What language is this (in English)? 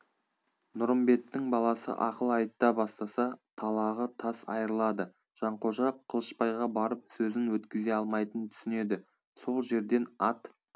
Kazakh